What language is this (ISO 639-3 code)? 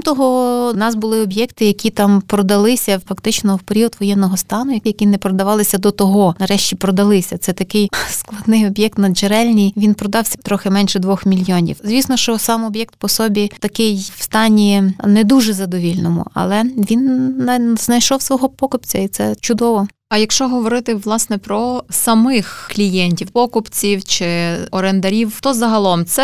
ukr